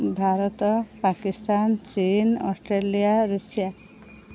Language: Odia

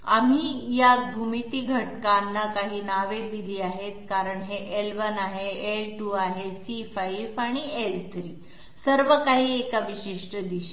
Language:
Marathi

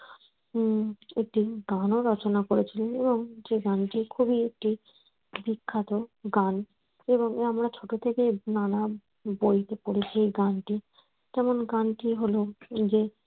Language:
Bangla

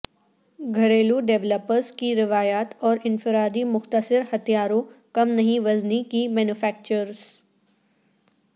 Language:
Urdu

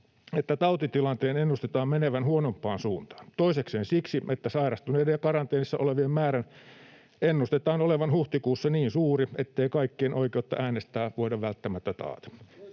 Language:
Finnish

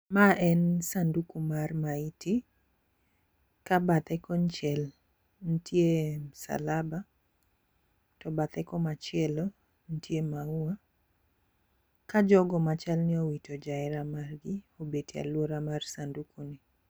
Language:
Luo (Kenya and Tanzania)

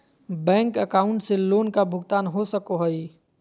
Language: Magahi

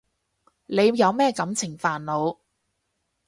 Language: Cantonese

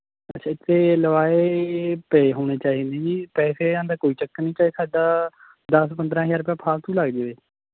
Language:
Punjabi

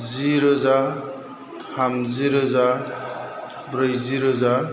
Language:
Bodo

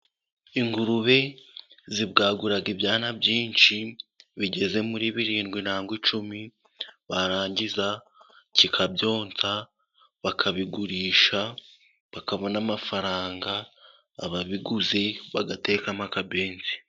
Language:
Kinyarwanda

